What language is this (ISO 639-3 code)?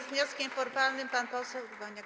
pol